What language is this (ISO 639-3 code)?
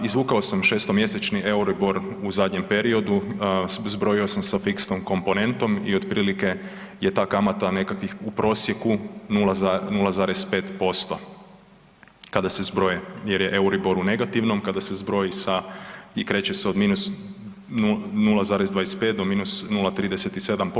hrv